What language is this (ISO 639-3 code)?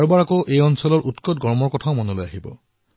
asm